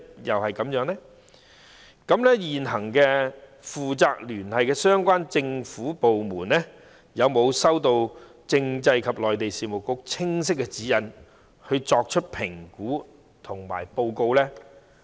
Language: Cantonese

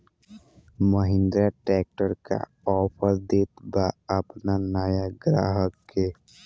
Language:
Bhojpuri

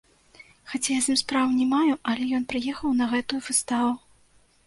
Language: Belarusian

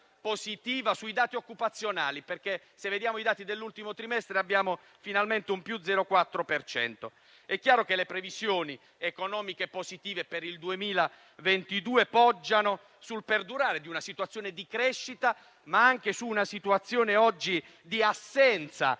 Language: Italian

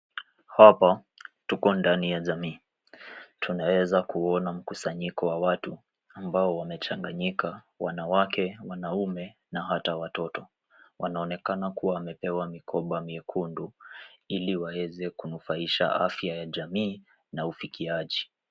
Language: Swahili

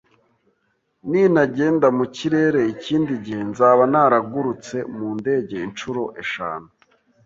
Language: Kinyarwanda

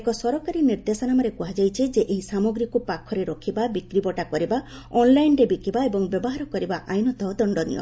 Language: Odia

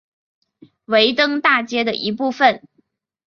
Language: Chinese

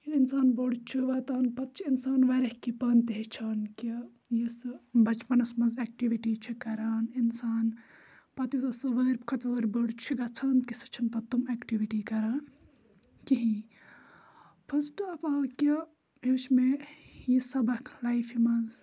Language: Kashmiri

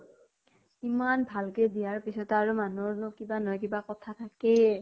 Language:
Assamese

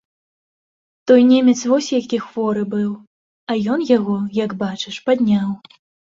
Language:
Belarusian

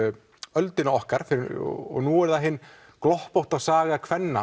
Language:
Icelandic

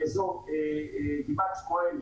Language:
Hebrew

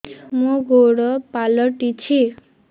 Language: Odia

